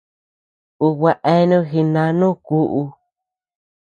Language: Tepeuxila Cuicatec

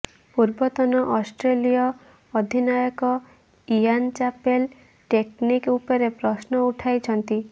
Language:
Odia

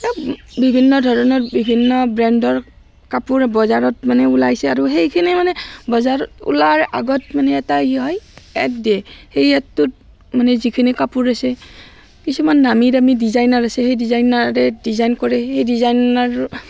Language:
Assamese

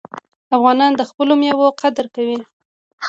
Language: Pashto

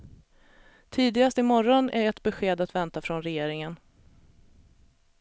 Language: Swedish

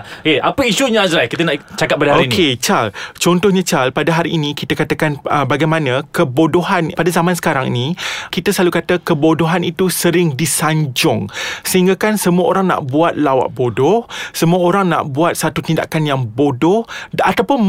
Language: Malay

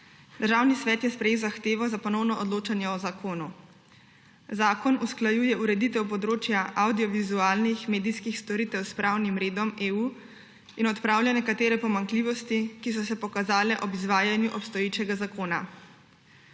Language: Slovenian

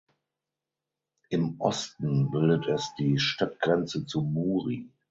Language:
German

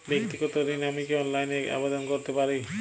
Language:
Bangla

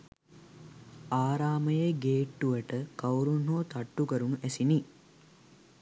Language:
Sinhala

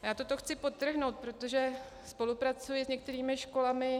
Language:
Czech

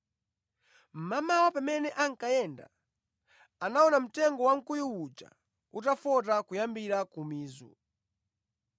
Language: Nyanja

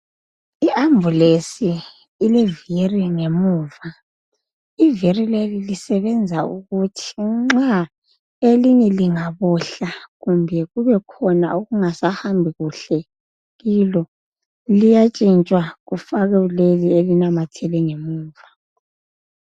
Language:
North Ndebele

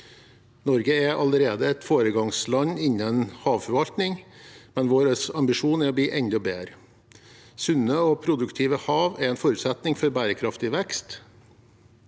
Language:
Norwegian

